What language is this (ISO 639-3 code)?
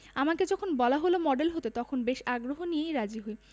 ben